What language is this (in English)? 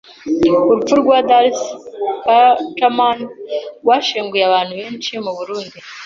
Kinyarwanda